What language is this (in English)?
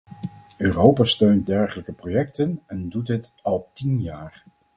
Dutch